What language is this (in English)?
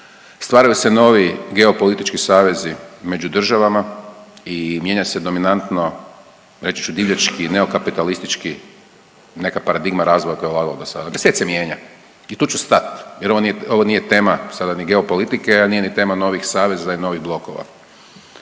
Croatian